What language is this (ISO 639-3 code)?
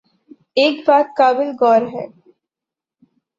urd